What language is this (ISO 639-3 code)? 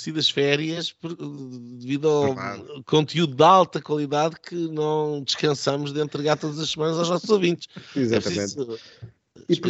por